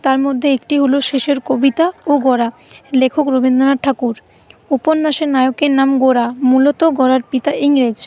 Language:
Bangla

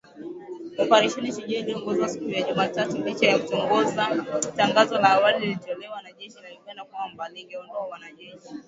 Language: Swahili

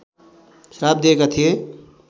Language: Nepali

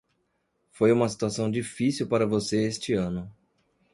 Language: Portuguese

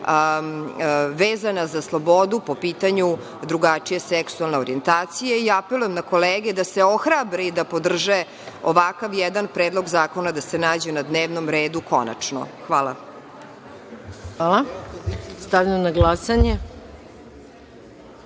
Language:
Serbian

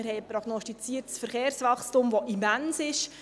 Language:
Swiss German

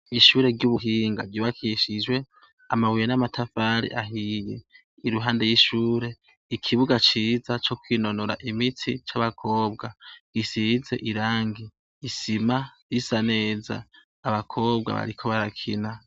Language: Rundi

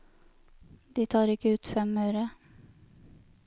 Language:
Norwegian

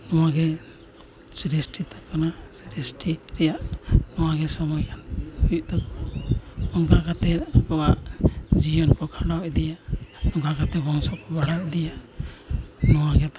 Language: Santali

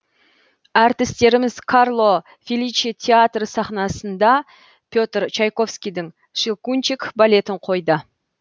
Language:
Kazakh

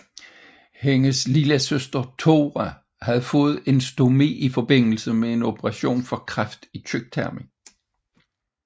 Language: Danish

